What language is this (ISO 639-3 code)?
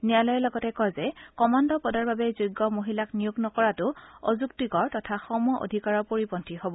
asm